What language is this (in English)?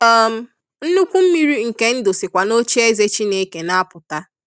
Igbo